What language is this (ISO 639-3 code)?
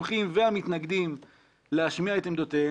heb